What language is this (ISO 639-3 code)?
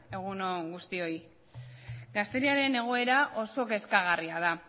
eus